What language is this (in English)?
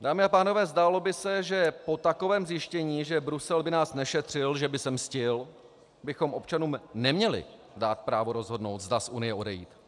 Czech